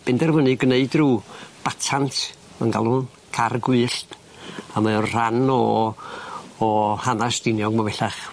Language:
Welsh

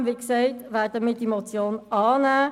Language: Swiss German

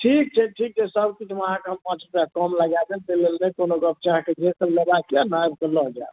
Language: Maithili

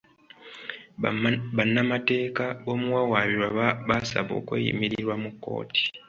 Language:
Ganda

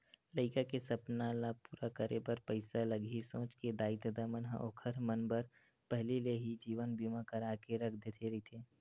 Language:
Chhattisgarhi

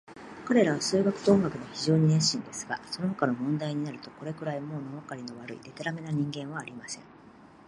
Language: Japanese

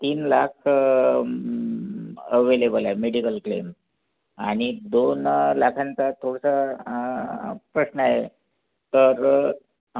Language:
Marathi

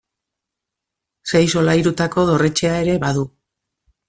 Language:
Basque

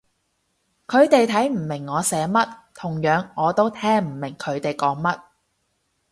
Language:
Cantonese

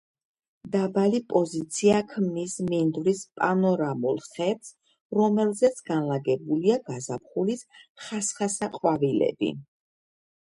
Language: Georgian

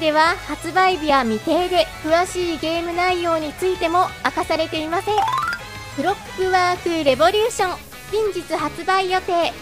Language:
Japanese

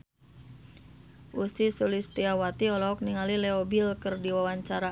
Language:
Sundanese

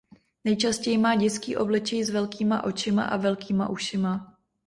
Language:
Czech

